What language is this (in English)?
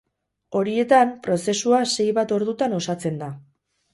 Basque